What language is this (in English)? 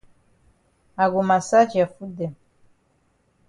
Cameroon Pidgin